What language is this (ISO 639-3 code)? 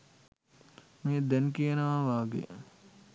sin